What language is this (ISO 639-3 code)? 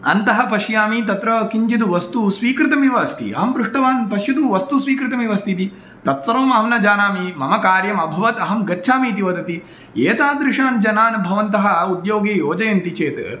san